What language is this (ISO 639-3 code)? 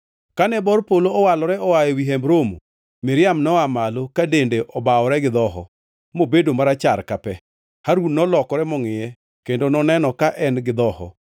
luo